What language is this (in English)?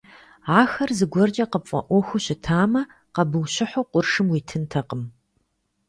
Kabardian